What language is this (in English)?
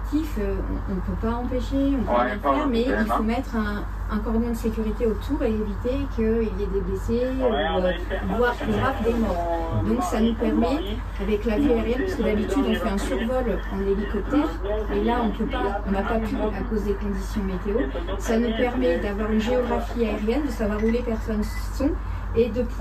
French